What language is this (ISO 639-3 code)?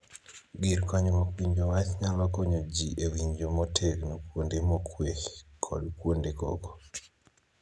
luo